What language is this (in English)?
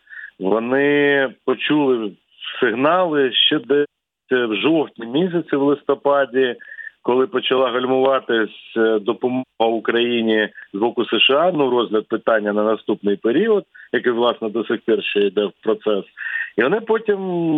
Ukrainian